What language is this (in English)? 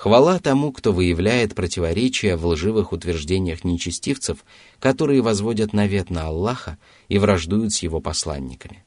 Russian